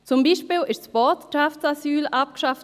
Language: Swiss German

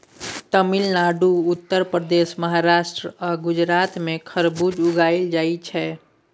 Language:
Maithili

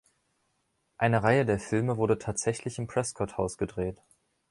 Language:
German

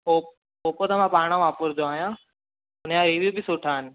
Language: Sindhi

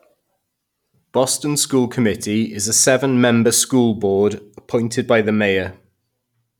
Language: English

